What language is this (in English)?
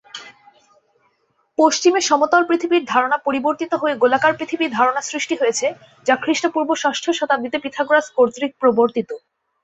Bangla